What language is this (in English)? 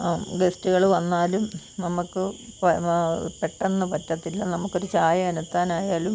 Malayalam